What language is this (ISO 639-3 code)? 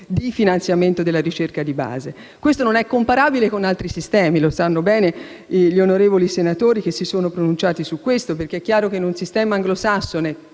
ita